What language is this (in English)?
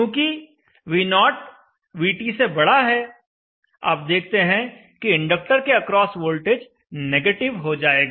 Hindi